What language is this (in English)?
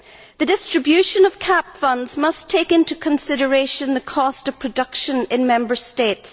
English